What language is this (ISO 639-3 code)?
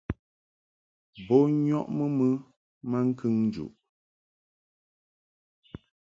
mhk